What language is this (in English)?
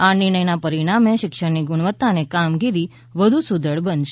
Gujarati